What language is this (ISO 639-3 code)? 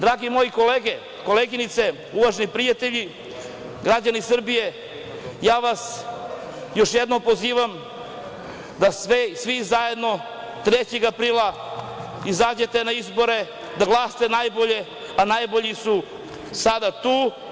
srp